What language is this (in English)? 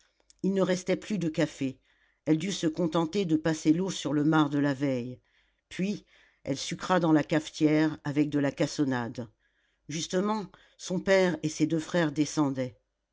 French